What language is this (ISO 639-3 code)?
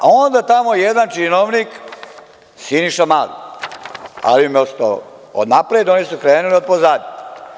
srp